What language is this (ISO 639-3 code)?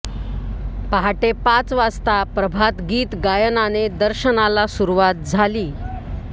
mar